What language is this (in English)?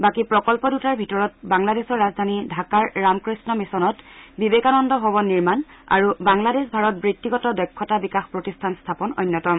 Assamese